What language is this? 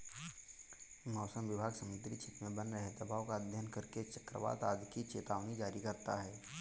Hindi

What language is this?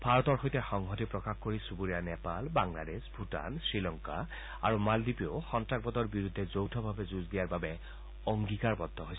Assamese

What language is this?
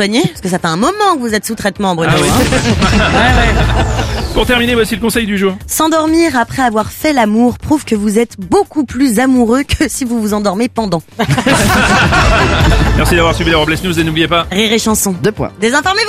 French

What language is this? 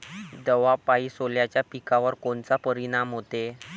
Marathi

